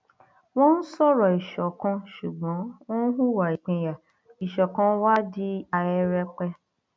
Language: Yoruba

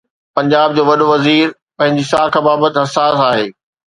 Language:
Sindhi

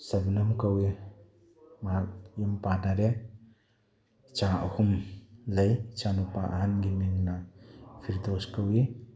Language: Manipuri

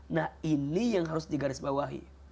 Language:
Indonesian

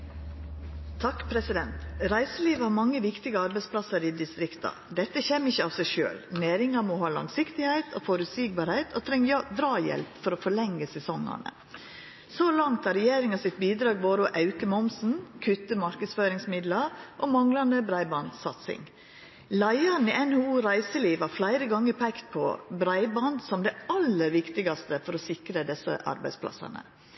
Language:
Norwegian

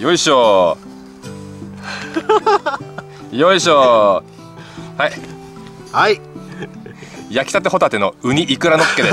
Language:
Japanese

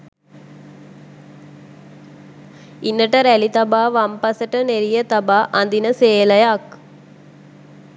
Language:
Sinhala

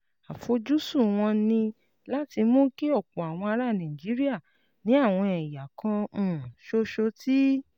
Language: Yoruba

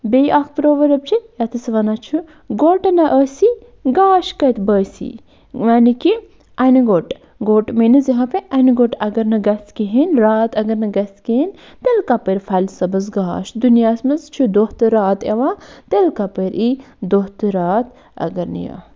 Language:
Kashmiri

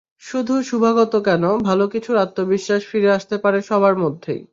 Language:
Bangla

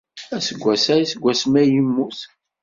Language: Kabyle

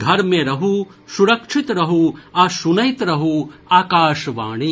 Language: Maithili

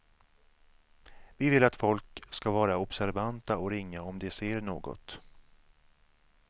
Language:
Swedish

